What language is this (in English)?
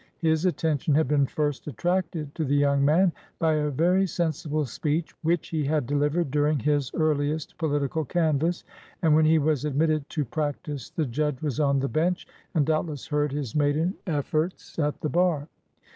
English